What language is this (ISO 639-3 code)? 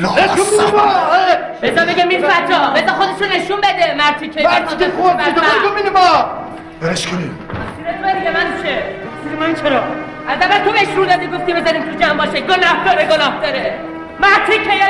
fas